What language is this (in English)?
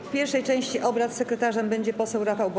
Polish